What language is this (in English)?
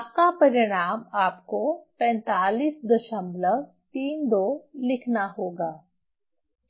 Hindi